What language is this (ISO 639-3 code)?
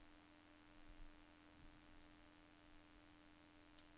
nor